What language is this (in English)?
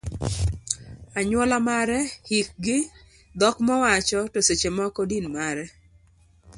Luo (Kenya and Tanzania)